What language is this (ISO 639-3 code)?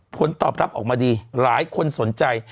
tha